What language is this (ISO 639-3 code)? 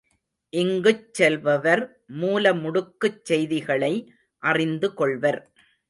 tam